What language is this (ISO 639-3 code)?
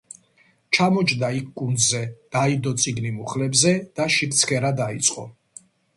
kat